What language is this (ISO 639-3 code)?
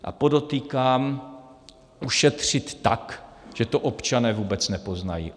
ces